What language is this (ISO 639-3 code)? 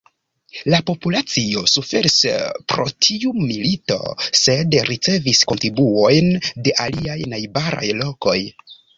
epo